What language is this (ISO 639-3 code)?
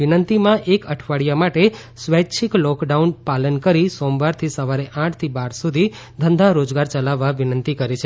guj